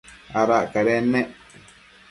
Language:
Matsés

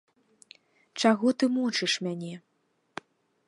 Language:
Belarusian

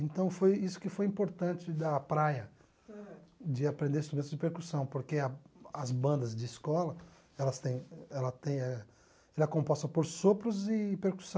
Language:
Portuguese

